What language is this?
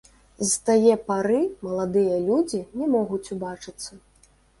Belarusian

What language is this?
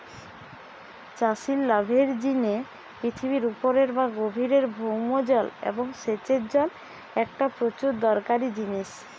Bangla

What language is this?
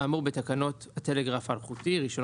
Hebrew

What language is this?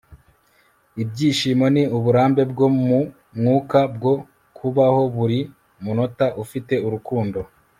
Kinyarwanda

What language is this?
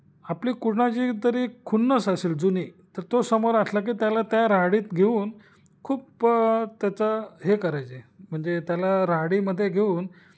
Marathi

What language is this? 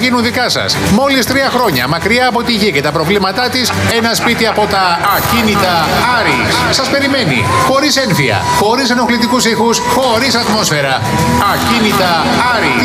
Greek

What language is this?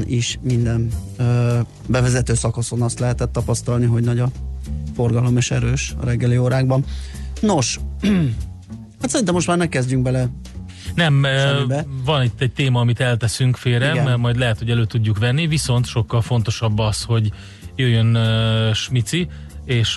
Hungarian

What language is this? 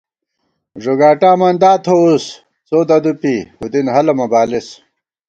Gawar-Bati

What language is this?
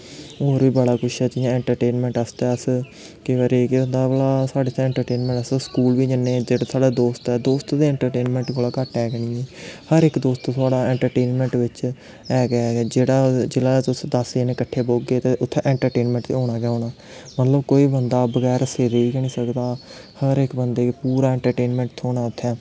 Dogri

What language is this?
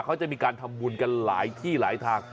Thai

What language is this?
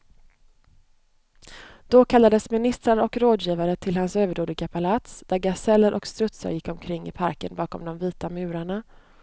Swedish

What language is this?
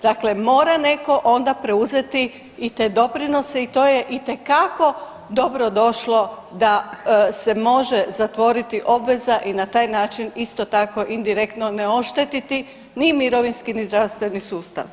Croatian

